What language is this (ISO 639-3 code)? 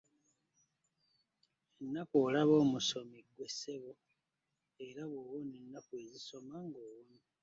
lug